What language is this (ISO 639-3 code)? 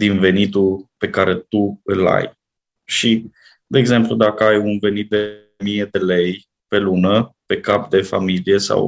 ron